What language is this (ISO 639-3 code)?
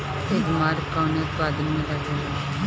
bho